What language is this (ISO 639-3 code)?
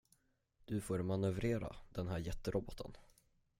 swe